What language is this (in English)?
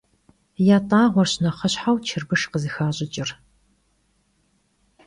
Kabardian